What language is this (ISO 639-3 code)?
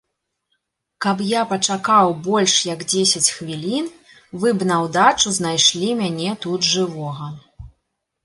bel